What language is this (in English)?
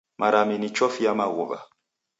Taita